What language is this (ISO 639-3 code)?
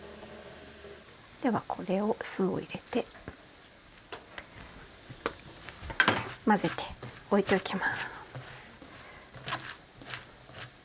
jpn